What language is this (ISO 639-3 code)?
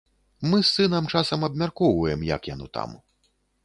bel